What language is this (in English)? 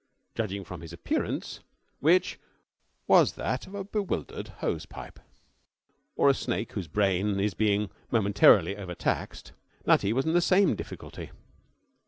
English